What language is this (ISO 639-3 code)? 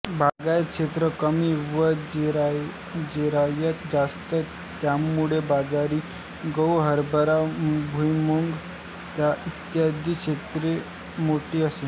mar